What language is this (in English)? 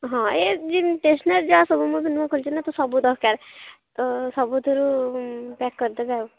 Odia